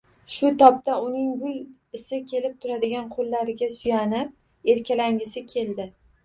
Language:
Uzbek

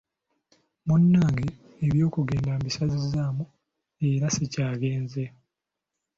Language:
Ganda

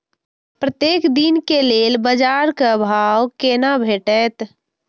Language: Maithili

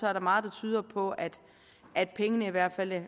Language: Danish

